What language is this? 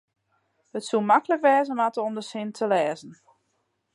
Western Frisian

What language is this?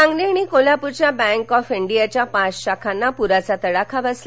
Marathi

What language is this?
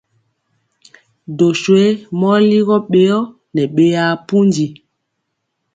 Mpiemo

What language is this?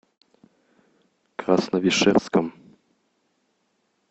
Russian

